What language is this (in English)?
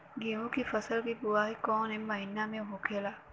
Bhojpuri